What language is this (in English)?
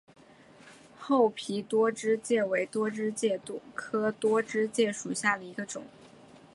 Chinese